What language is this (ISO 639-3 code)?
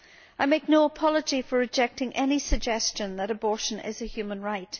eng